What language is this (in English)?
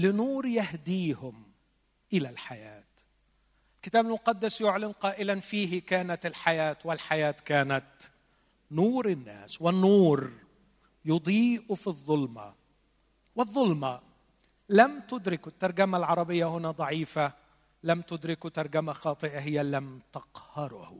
Arabic